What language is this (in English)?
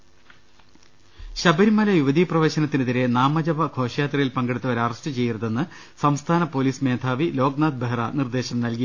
Malayalam